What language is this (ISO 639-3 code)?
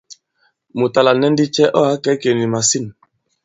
abb